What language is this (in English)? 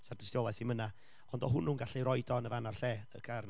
Welsh